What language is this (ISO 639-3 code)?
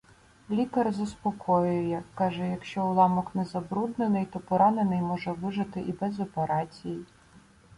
ukr